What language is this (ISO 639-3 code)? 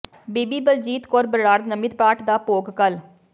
pan